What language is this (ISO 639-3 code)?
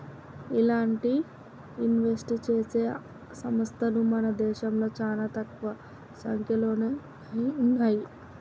tel